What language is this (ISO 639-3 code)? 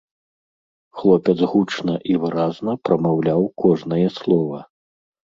bel